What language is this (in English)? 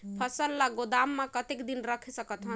Chhattisgarhi